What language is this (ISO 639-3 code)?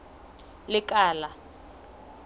sot